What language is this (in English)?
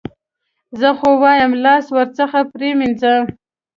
Pashto